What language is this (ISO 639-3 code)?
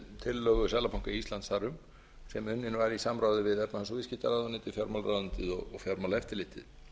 isl